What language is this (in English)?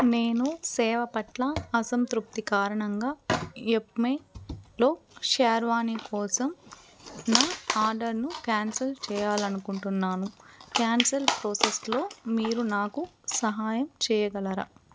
Telugu